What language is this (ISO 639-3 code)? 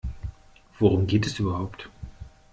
deu